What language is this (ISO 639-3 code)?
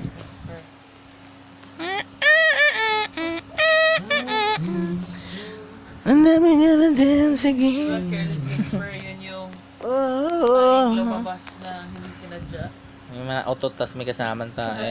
fil